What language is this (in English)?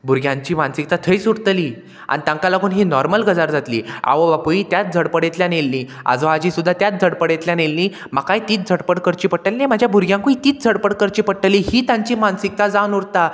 Konkani